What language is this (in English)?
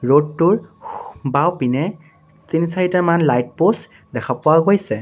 Assamese